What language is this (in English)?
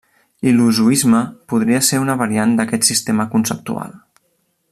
Catalan